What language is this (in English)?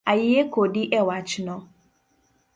Luo (Kenya and Tanzania)